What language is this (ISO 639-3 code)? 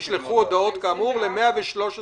heb